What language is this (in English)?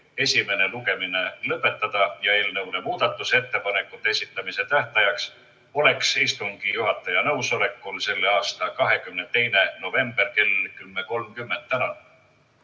Estonian